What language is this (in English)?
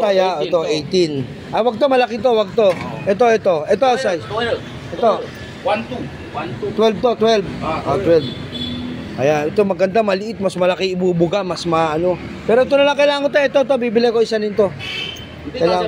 Filipino